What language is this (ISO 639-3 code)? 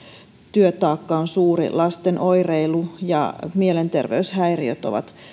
fin